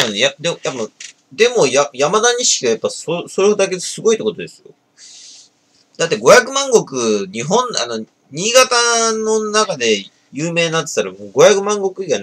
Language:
Japanese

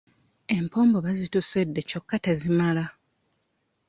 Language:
Ganda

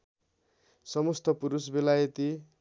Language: Nepali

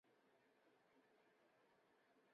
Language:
Chinese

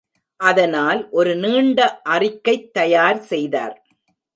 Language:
Tamil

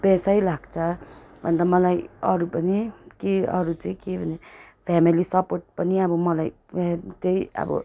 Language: Nepali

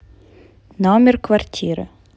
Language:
Russian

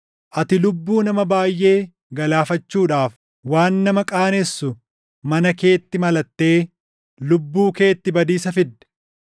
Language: Oromo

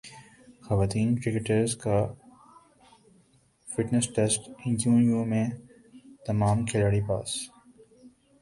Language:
Urdu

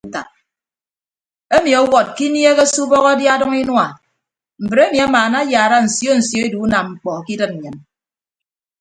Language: Ibibio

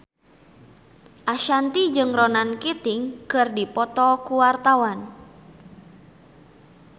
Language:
Sundanese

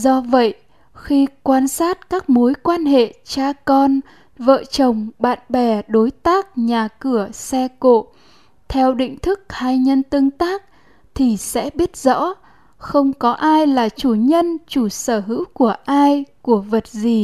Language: Vietnamese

